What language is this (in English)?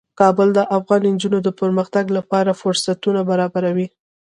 Pashto